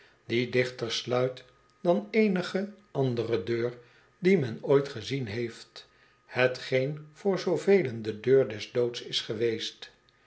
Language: Dutch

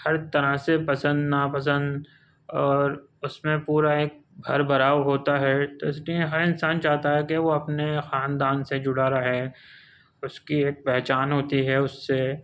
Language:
Urdu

